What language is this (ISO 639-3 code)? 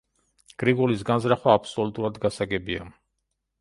kat